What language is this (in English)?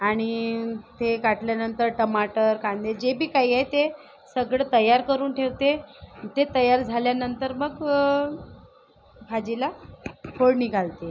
Marathi